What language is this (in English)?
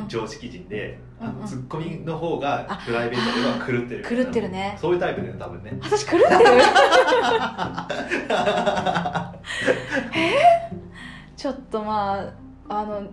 Japanese